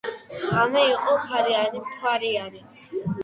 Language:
Georgian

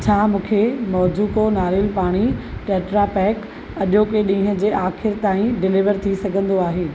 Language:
Sindhi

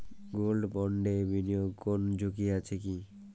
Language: Bangla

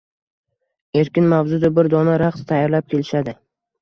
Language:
Uzbek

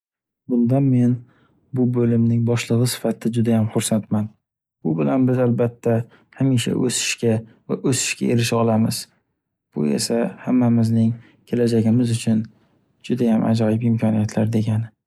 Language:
Uzbek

